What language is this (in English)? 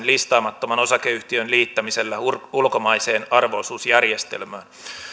Finnish